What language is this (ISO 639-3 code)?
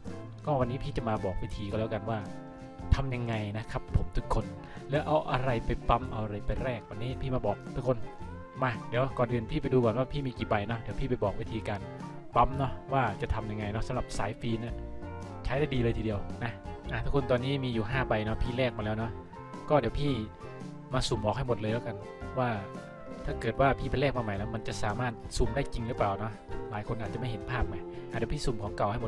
tha